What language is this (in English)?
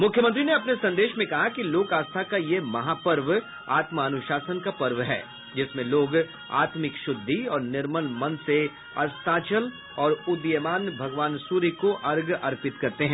Hindi